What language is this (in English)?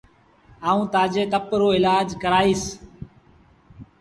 Sindhi Bhil